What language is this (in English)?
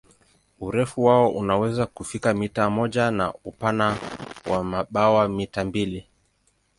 Swahili